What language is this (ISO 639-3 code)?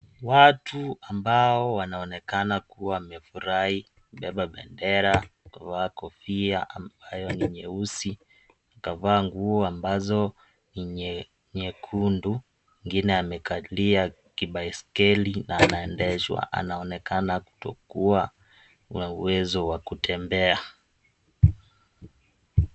swa